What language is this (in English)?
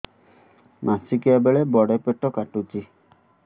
Odia